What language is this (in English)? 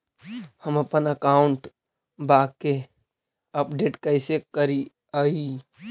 Magahi